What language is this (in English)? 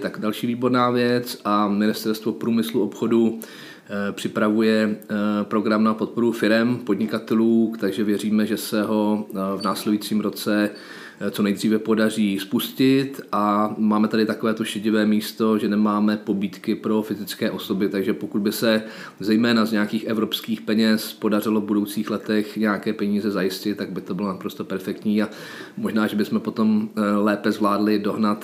Czech